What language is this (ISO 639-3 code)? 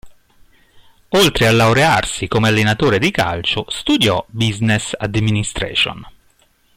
ita